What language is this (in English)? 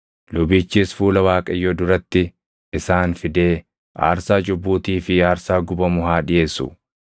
Oromo